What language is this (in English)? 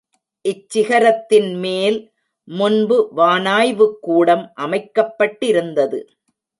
Tamil